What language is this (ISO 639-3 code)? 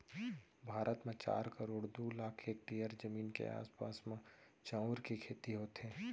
hne